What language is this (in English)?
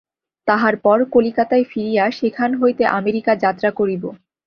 Bangla